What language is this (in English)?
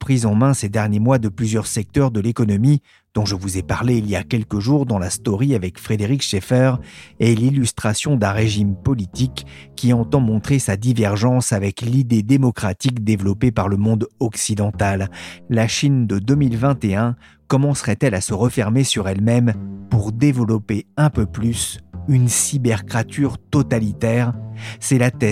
French